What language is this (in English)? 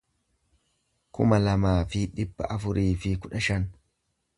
Oromo